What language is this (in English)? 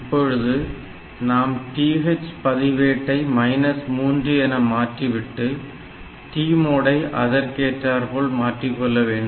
Tamil